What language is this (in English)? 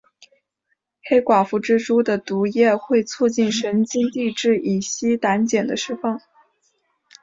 Chinese